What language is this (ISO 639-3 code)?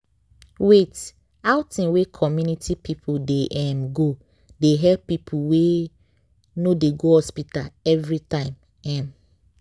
pcm